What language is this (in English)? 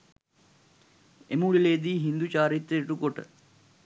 Sinhala